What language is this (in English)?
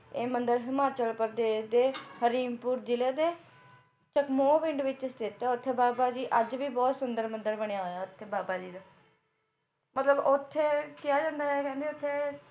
Punjabi